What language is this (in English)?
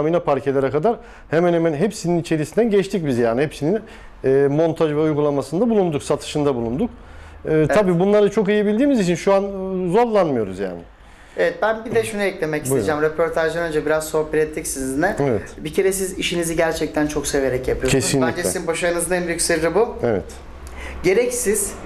Turkish